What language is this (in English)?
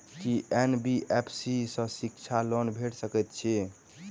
Maithili